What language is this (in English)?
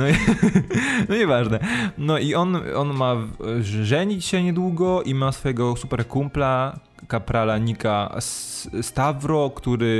Polish